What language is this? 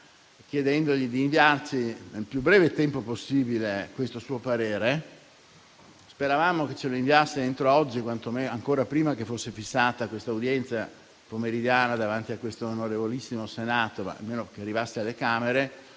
Italian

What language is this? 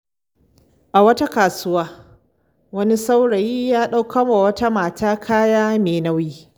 Hausa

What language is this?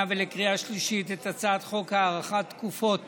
Hebrew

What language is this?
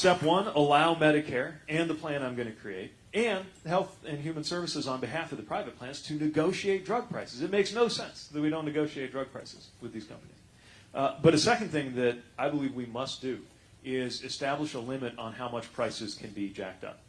English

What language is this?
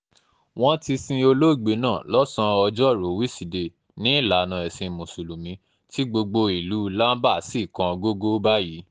Yoruba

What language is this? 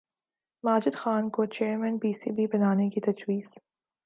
Urdu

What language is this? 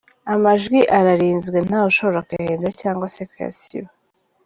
Kinyarwanda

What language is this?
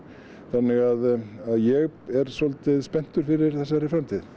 Icelandic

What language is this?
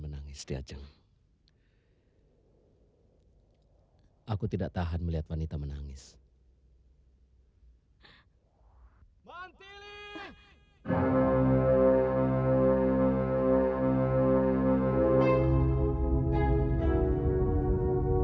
Indonesian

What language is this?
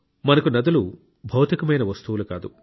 Telugu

